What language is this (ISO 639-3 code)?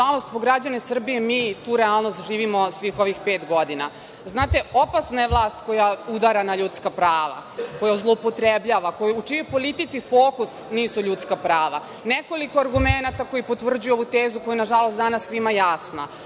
srp